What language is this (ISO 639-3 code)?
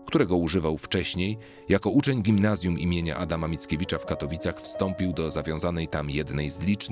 pol